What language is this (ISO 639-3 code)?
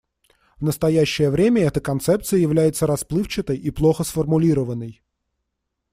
rus